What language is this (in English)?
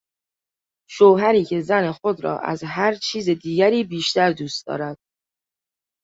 Persian